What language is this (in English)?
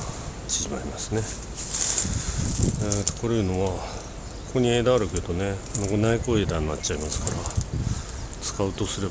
Japanese